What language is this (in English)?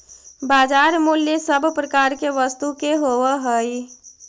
Magahi